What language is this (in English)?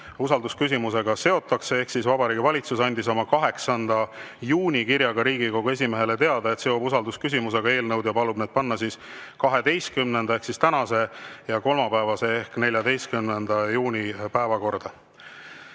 Estonian